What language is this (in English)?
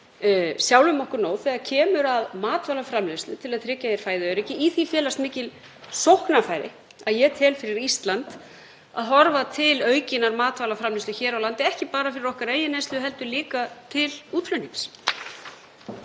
Icelandic